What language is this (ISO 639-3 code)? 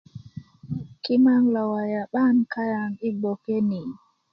ukv